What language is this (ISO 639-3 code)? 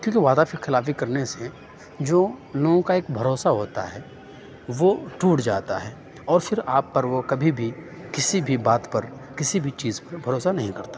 urd